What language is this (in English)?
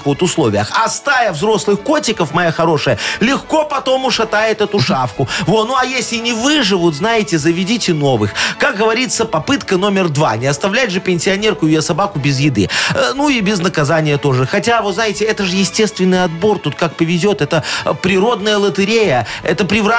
Russian